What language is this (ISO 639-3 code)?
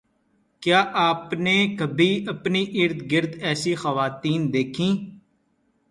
urd